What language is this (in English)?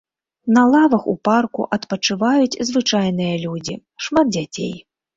Belarusian